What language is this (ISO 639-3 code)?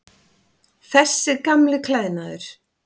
isl